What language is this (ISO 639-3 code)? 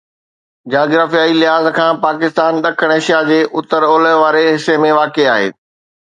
snd